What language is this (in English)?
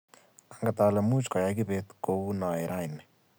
Kalenjin